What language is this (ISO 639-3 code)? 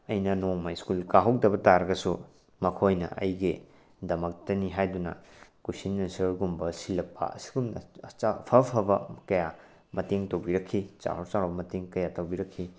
mni